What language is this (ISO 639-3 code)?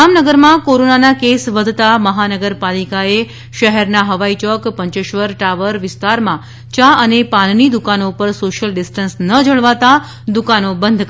guj